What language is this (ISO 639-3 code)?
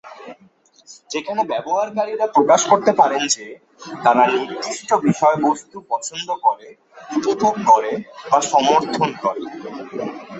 ben